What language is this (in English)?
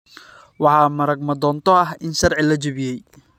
Somali